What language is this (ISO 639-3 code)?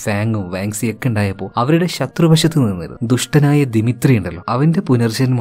mal